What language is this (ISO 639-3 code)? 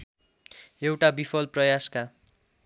nep